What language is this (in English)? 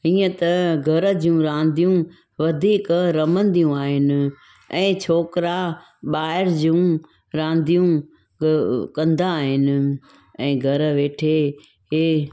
Sindhi